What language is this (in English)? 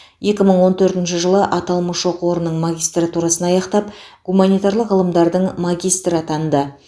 Kazakh